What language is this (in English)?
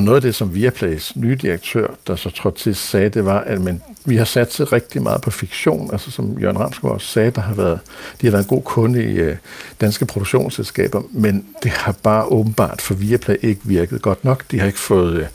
Danish